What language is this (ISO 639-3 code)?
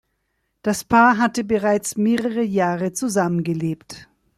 deu